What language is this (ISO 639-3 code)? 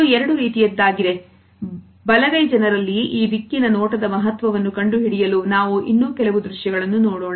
kan